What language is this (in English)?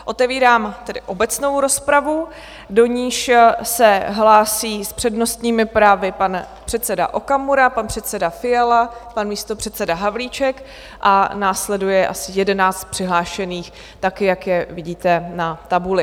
Czech